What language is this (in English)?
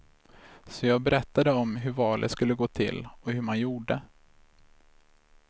Swedish